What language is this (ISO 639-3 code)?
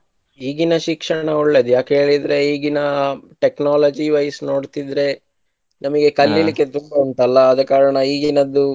kan